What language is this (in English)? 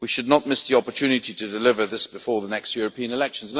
English